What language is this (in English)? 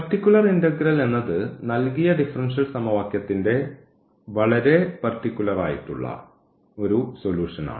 Malayalam